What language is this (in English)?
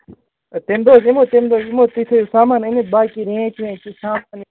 Kashmiri